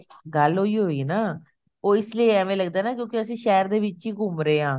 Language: Punjabi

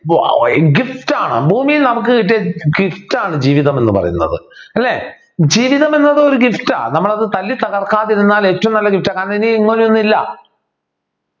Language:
Malayalam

